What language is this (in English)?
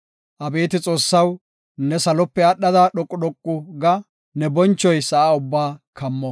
Gofa